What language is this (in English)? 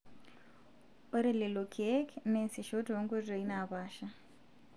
Masai